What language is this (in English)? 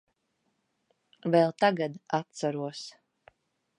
Latvian